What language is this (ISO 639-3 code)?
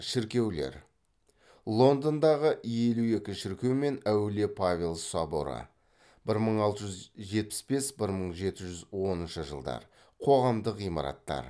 kaz